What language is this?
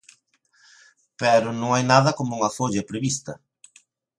Galician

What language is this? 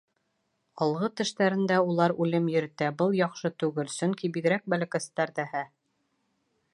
Bashkir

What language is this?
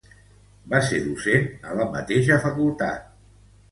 Catalan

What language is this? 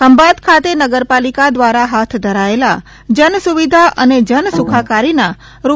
Gujarati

